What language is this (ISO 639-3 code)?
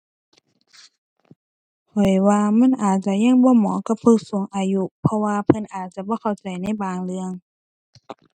tha